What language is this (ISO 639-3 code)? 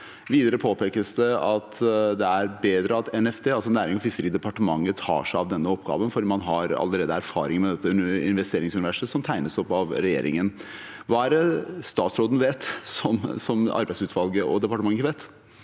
nor